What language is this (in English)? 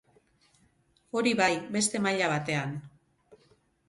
Basque